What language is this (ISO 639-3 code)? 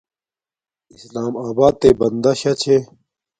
dmk